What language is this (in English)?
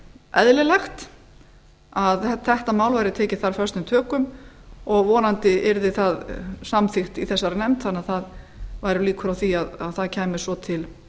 Icelandic